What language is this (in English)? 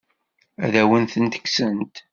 Kabyle